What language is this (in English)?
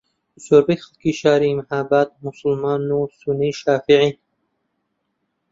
Central Kurdish